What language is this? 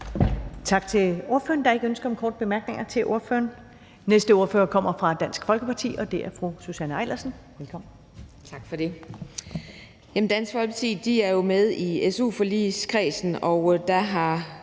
Danish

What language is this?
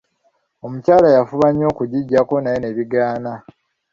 Ganda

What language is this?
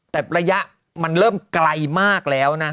Thai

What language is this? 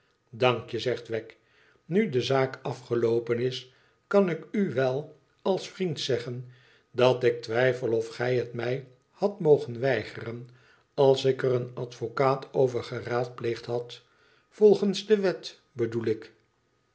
Dutch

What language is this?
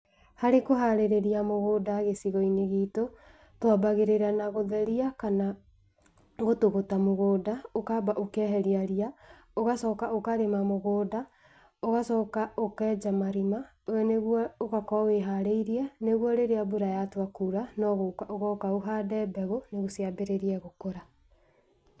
Kikuyu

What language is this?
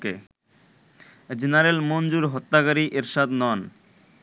Bangla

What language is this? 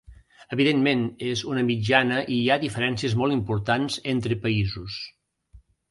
Catalan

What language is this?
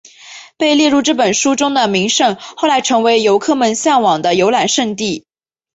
Chinese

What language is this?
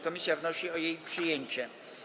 Polish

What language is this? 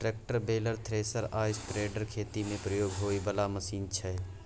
Maithili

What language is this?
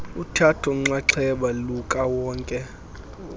Xhosa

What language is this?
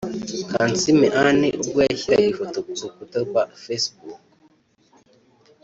Kinyarwanda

